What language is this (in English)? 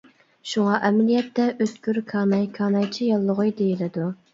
Uyghur